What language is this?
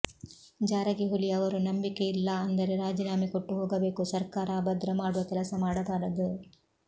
Kannada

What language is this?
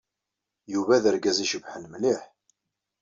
Kabyle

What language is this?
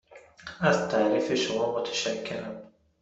Persian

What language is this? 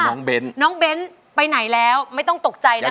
Thai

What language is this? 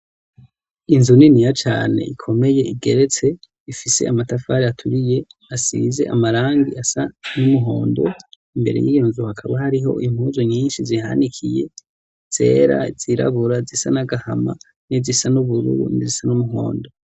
Rundi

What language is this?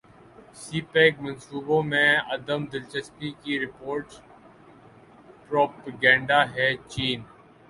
Urdu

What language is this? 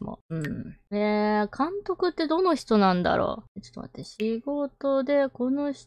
Japanese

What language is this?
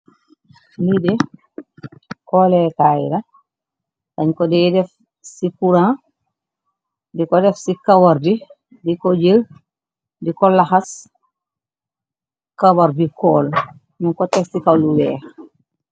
Wolof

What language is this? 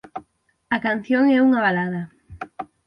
Galician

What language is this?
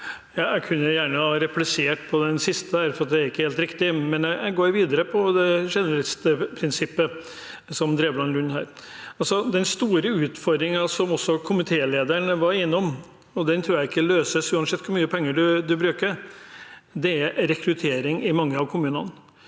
Norwegian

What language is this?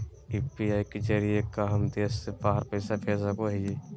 Magahi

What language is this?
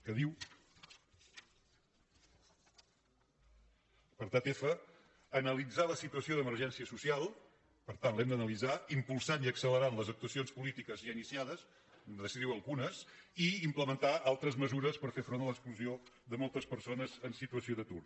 Catalan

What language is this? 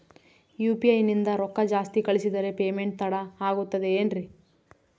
Kannada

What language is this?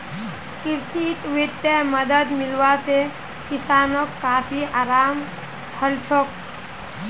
Magahi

